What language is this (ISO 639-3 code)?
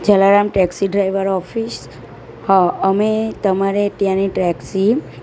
guj